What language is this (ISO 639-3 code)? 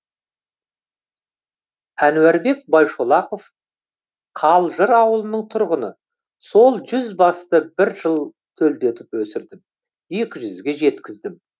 kaz